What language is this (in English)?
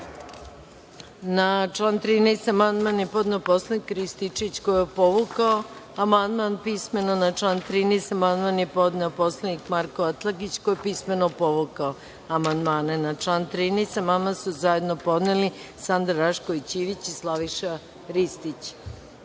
Serbian